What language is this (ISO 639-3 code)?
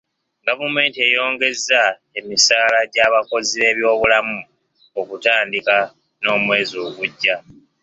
lug